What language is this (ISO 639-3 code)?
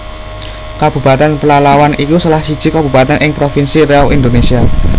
jav